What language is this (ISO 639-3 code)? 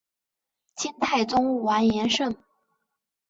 zho